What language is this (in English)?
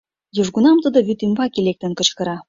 Mari